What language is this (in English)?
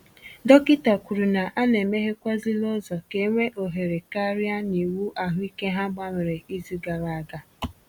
Igbo